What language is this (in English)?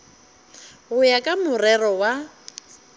Northern Sotho